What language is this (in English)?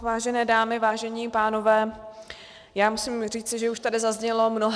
Czech